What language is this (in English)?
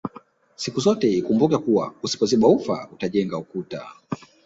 Swahili